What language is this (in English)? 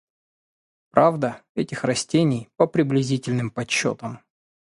Russian